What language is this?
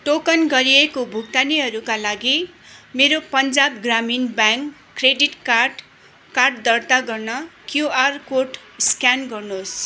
Nepali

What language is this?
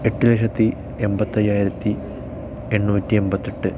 Malayalam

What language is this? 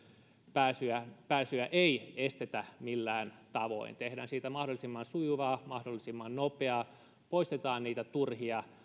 Finnish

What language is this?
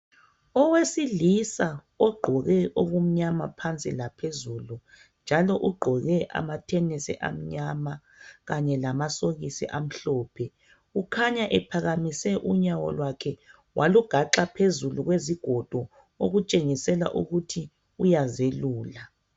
North Ndebele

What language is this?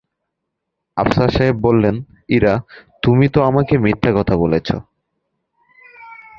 Bangla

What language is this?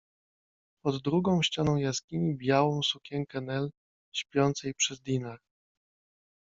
Polish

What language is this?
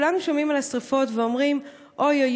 Hebrew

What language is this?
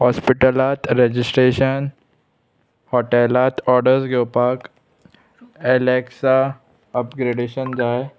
Konkani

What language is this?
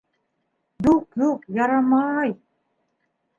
Bashkir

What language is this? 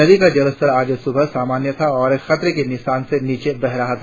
Hindi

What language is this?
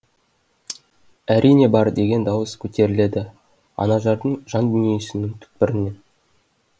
Kazakh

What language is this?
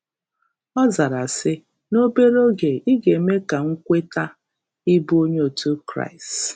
Igbo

